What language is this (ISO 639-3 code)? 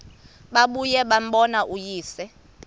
xho